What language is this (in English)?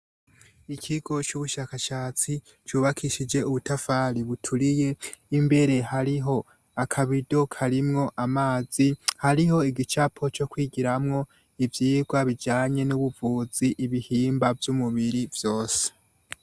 Rundi